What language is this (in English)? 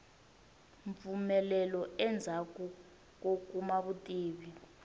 Tsonga